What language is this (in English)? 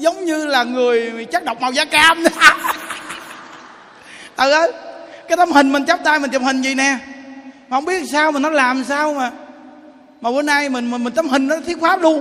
Vietnamese